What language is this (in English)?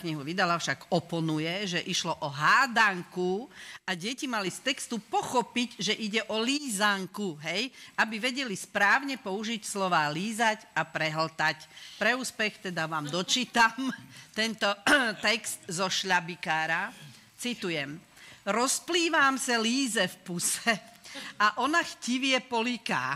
Slovak